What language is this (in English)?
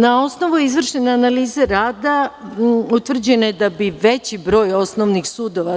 Serbian